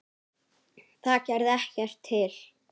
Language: Icelandic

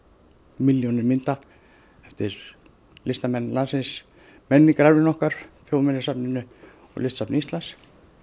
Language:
Icelandic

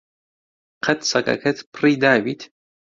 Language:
Central Kurdish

